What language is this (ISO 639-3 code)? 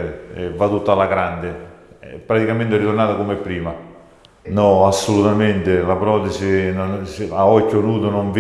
ita